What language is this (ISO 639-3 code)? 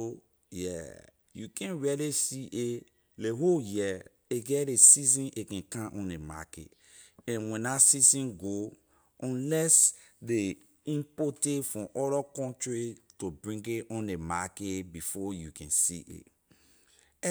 lir